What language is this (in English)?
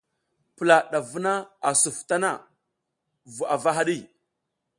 South Giziga